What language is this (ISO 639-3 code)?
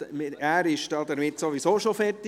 gsw